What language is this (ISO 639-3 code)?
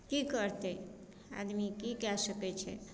mai